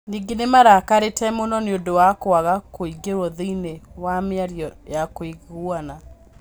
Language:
Kikuyu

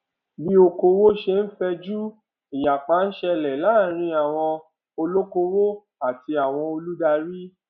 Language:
Yoruba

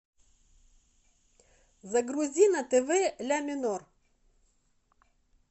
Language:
Russian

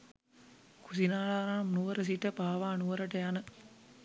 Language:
Sinhala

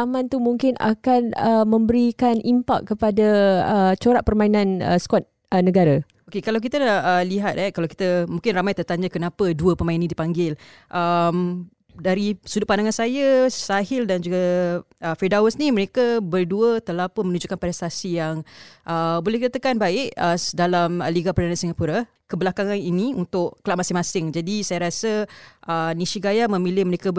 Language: Malay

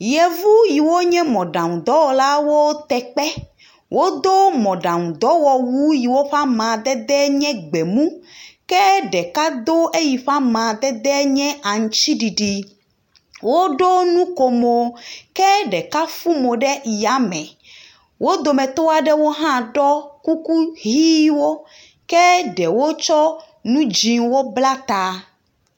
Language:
Ewe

